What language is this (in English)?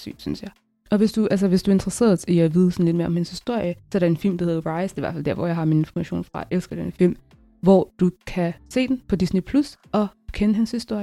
Danish